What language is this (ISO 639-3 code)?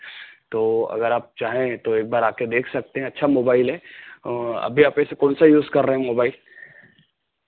hin